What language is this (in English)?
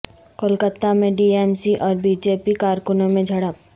Urdu